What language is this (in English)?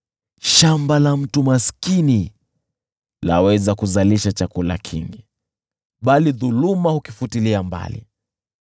Swahili